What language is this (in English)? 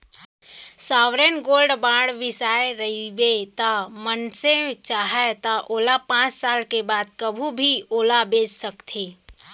Chhattisgarhi